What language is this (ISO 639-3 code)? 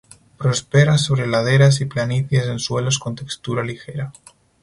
spa